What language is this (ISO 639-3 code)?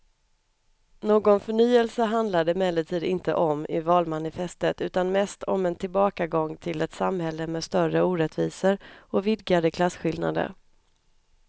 swe